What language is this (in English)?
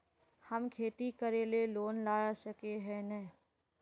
Magahi